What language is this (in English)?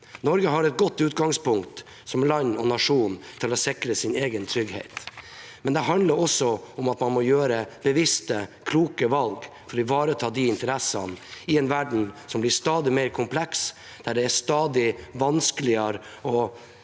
Norwegian